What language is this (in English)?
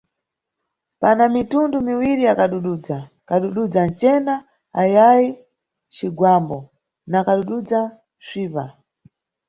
Nyungwe